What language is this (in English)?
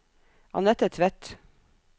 Norwegian